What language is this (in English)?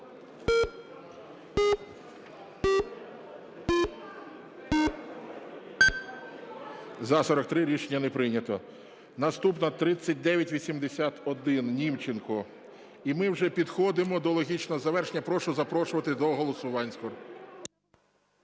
Ukrainian